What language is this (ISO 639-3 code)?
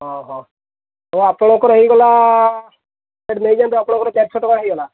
ori